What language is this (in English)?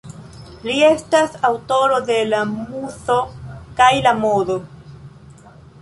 Esperanto